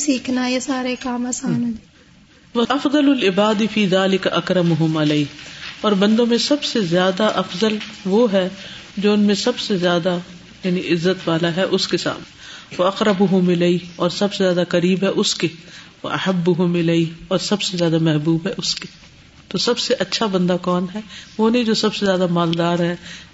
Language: Urdu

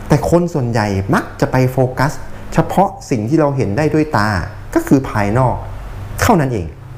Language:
Thai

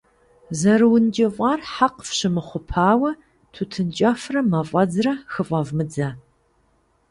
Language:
Kabardian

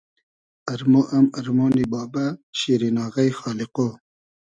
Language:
Hazaragi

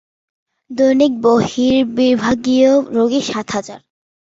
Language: Bangla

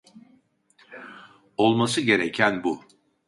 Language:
Turkish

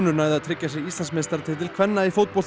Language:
Icelandic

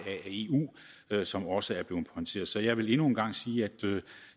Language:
Danish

